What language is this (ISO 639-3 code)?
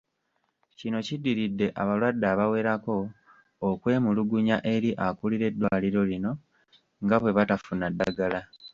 lug